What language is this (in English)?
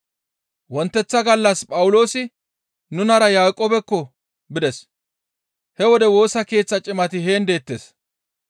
Gamo